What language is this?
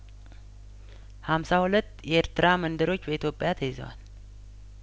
Amharic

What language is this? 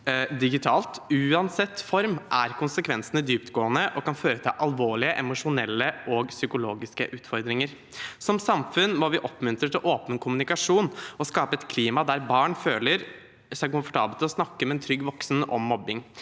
Norwegian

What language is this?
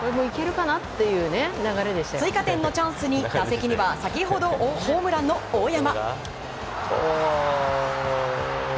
Japanese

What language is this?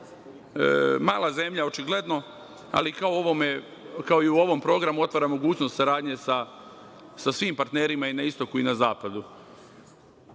Serbian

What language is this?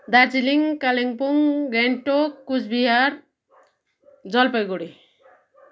Nepali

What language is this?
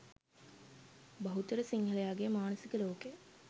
Sinhala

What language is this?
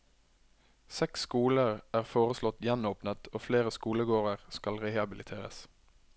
Norwegian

